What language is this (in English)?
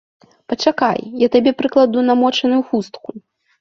Belarusian